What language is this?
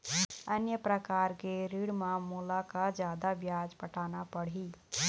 Chhattisgarhi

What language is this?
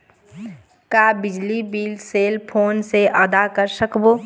Chhattisgarhi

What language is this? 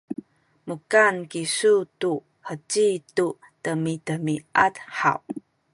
Sakizaya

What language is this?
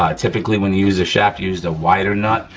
English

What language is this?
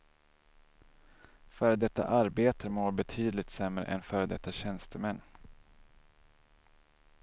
Swedish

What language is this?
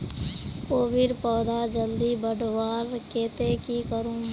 Magahi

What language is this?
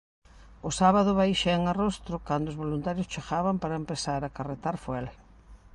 Galician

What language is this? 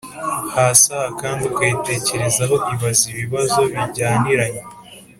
Kinyarwanda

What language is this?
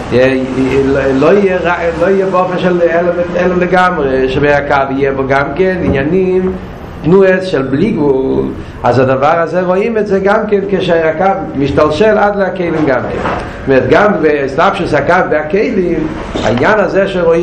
Hebrew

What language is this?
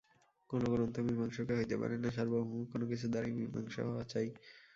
Bangla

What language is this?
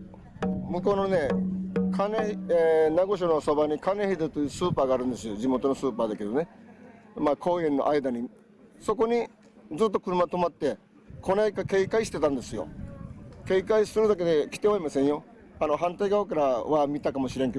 Japanese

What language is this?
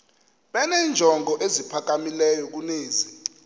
Xhosa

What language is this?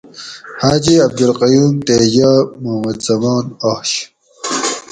Gawri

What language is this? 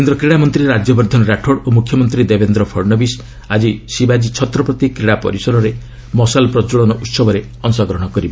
Odia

